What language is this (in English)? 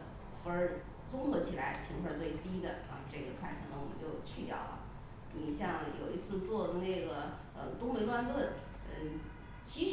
Chinese